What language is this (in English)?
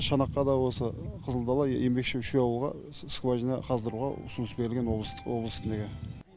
Kazakh